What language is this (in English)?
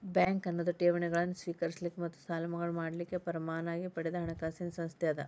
Kannada